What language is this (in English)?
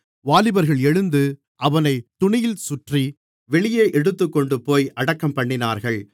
Tamil